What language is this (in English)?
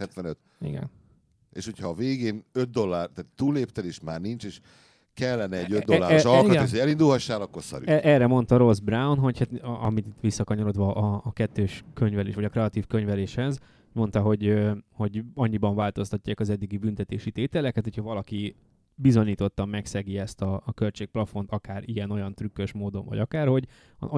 Hungarian